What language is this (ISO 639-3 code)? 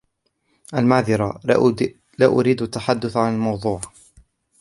ara